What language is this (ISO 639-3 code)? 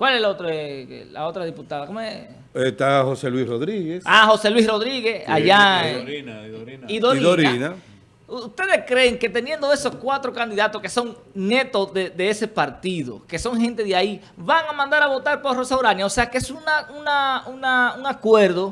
spa